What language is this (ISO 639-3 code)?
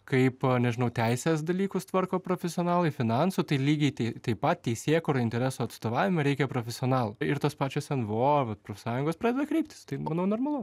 lit